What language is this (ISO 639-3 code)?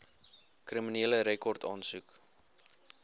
afr